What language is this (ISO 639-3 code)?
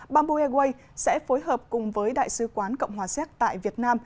vie